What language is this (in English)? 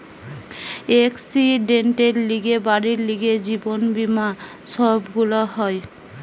Bangla